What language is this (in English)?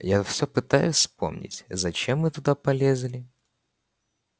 Russian